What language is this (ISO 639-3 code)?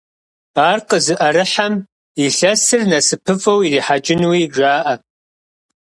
kbd